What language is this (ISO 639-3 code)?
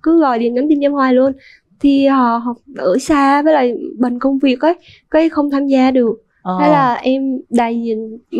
vie